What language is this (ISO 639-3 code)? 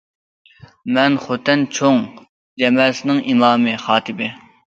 uig